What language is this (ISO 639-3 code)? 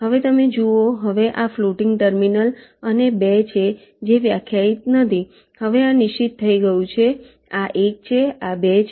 guj